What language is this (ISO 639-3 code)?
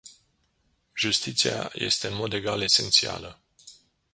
ron